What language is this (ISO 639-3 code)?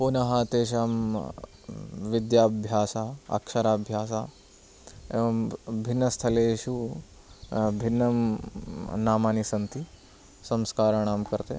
san